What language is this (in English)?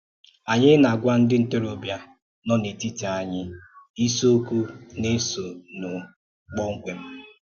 Igbo